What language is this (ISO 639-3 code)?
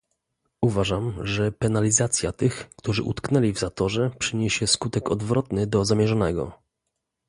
pol